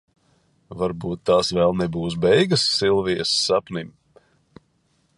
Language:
Latvian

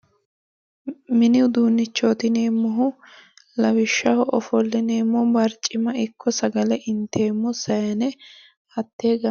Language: Sidamo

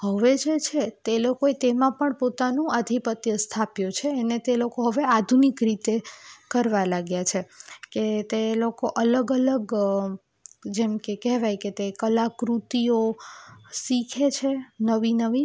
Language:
Gujarati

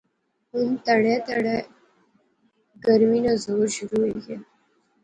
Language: Pahari-Potwari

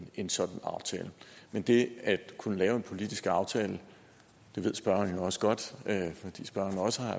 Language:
Danish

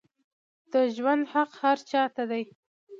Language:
Pashto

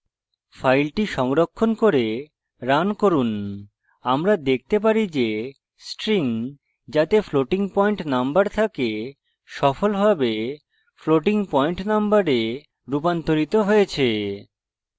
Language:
Bangla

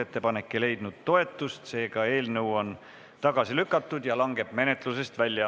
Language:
Estonian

